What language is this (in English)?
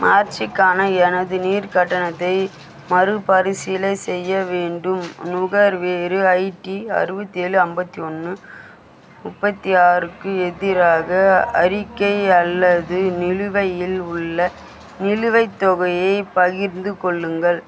Tamil